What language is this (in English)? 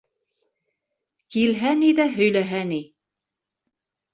Bashkir